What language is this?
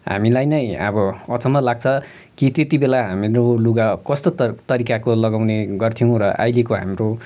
Nepali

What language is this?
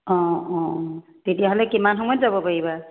Assamese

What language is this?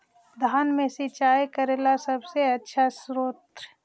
Magahi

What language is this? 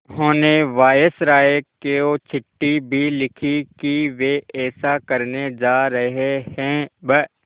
Hindi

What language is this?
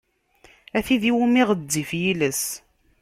Kabyle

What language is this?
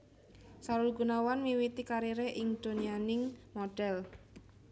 Javanese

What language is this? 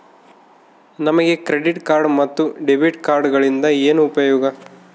Kannada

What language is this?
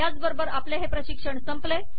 Marathi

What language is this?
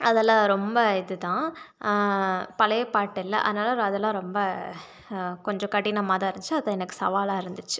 Tamil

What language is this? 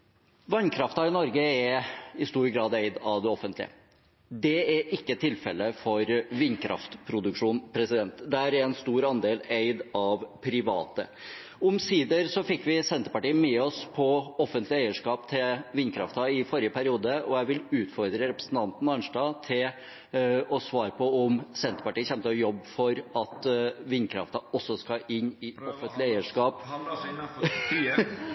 Norwegian Bokmål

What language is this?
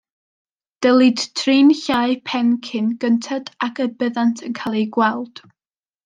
Welsh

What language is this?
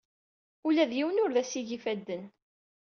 Kabyle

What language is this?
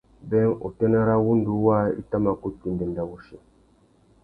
Tuki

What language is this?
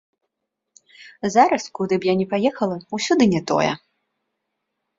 Belarusian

